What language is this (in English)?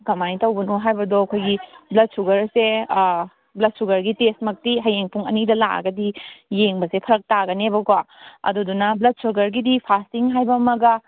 Manipuri